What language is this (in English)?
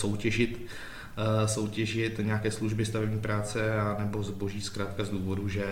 Czech